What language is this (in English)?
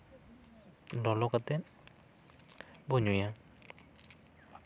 Santali